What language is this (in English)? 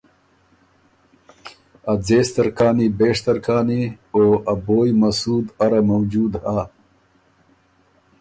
Ormuri